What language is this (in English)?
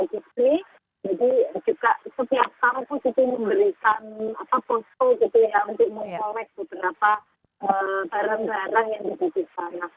Indonesian